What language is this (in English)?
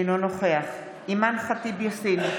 Hebrew